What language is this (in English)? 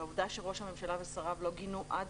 Hebrew